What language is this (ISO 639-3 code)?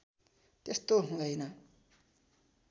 nep